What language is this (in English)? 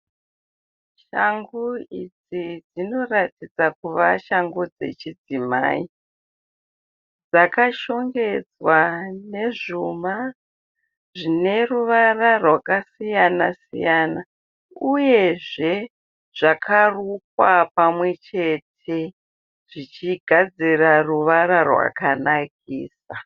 Shona